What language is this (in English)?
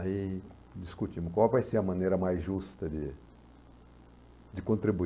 Portuguese